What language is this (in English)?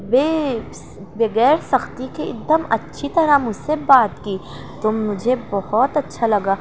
Urdu